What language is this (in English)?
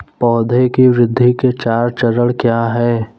Hindi